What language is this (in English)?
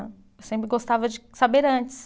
Portuguese